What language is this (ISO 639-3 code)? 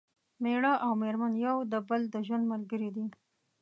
pus